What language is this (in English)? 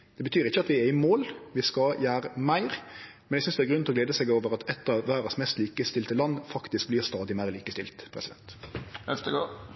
Norwegian Nynorsk